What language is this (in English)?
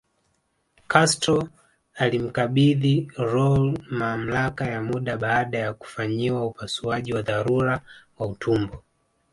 Swahili